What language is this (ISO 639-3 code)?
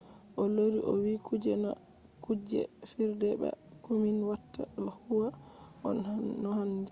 ful